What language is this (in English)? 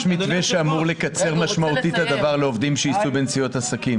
Hebrew